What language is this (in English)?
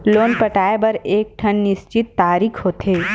Chhattisgarhi